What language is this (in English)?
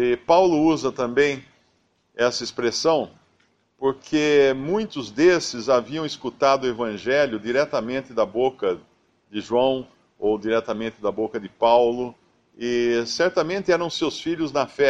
Portuguese